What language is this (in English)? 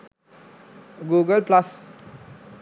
Sinhala